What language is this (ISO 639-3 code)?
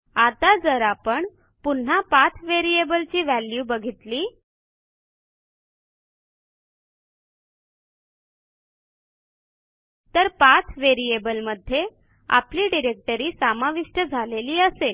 mar